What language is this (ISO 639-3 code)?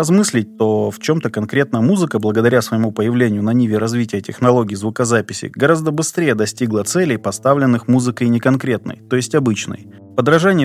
rus